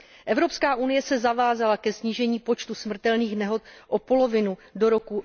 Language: Czech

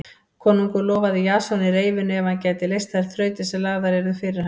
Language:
Icelandic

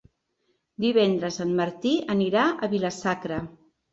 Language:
Catalan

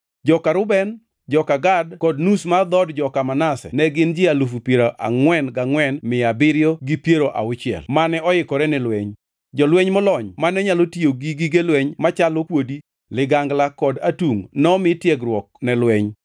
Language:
Luo (Kenya and Tanzania)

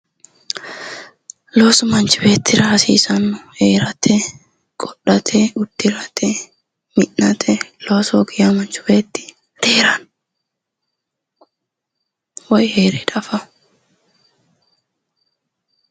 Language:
Sidamo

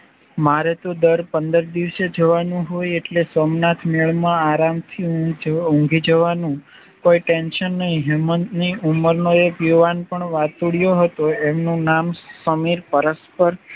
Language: Gujarati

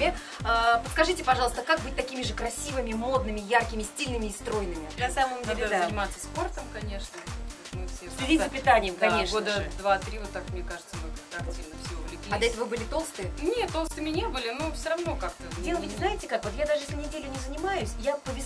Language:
Russian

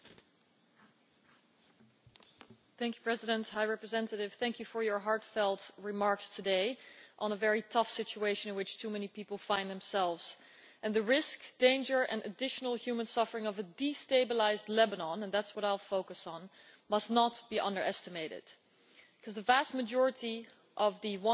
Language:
English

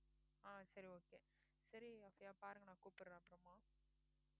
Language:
Tamil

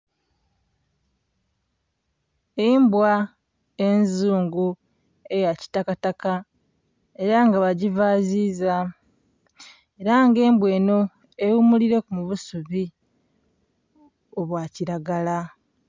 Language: Soga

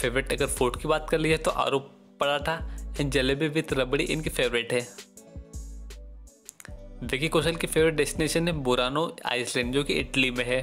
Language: Hindi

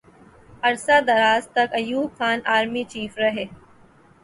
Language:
Urdu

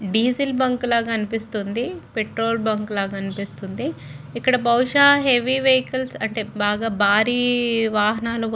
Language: Telugu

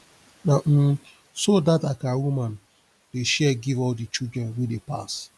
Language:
Nigerian Pidgin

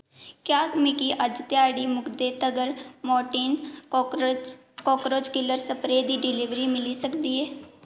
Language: Dogri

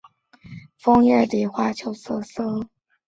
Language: Chinese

